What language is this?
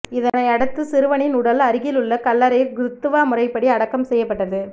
Tamil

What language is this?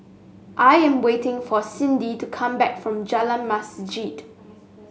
English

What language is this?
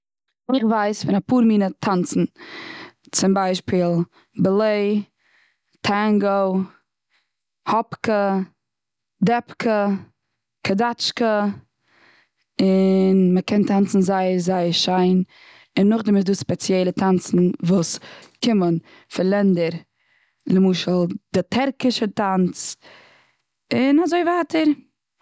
Yiddish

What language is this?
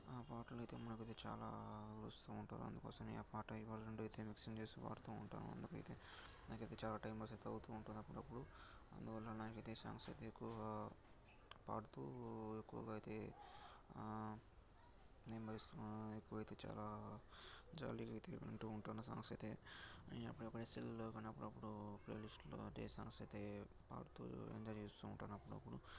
Telugu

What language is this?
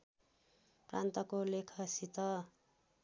Nepali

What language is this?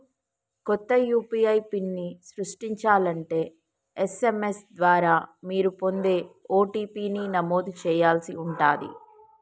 Telugu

